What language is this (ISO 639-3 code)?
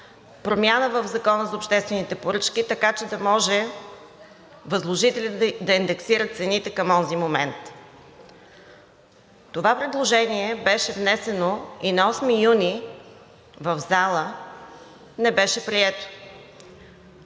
bul